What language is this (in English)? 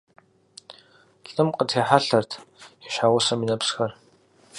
Kabardian